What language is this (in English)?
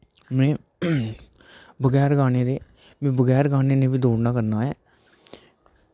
Dogri